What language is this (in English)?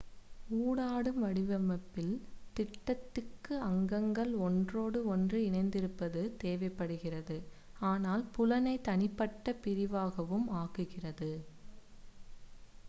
Tamil